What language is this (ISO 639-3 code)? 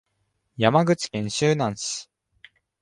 jpn